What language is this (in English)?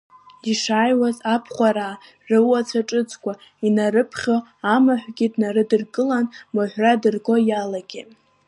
Abkhazian